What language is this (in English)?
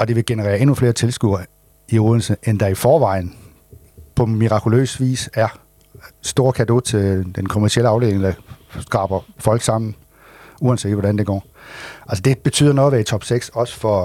Danish